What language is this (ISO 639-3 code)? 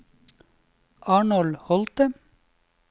nor